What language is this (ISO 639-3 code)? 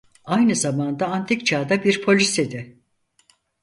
tur